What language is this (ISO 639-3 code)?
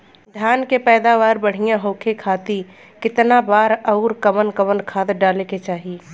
bho